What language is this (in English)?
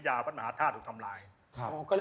Thai